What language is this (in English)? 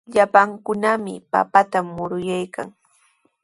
Sihuas Ancash Quechua